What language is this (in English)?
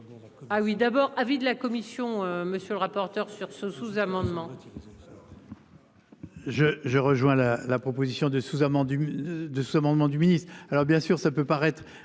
French